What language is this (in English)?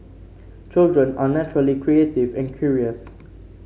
English